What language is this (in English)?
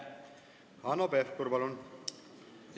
Estonian